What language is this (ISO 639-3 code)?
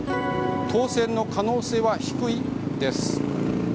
jpn